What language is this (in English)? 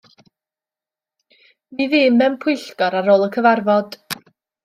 Welsh